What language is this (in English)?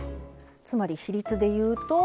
Japanese